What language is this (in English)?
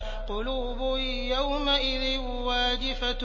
Arabic